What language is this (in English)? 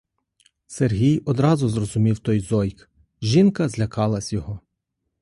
Ukrainian